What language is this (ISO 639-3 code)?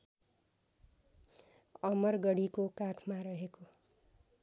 nep